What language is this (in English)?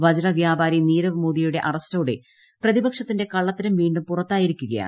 Malayalam